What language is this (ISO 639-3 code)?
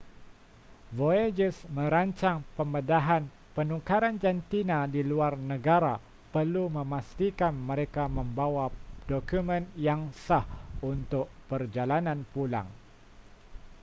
msa